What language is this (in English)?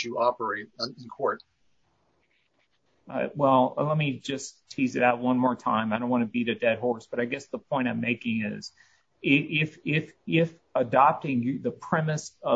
English